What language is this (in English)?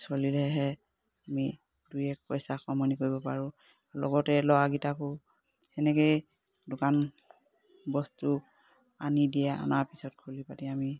Assamese